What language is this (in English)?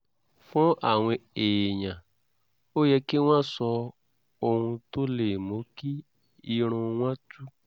Yoruba